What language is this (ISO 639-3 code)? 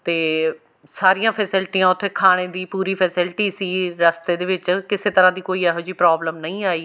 pan